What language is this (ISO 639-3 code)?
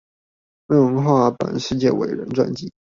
zho